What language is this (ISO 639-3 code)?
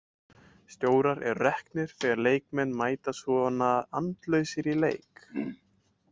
isl